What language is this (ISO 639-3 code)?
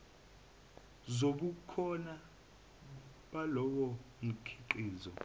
zul